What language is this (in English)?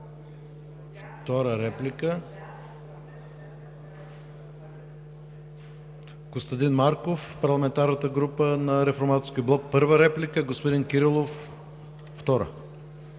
Bulgarian